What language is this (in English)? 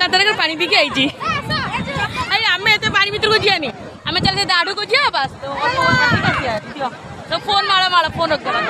Hindi